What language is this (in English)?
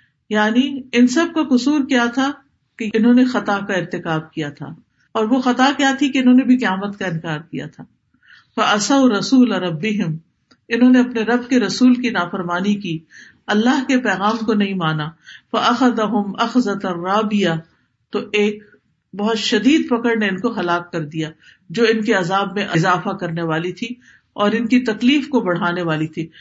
Urdu